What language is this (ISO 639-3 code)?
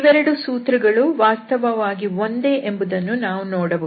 kan